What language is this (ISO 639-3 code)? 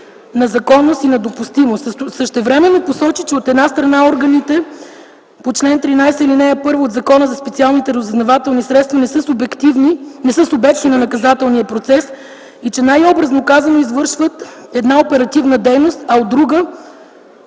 bul